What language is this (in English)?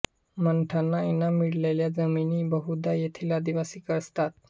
Marathi